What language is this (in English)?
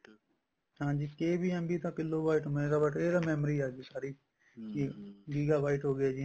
Punjabi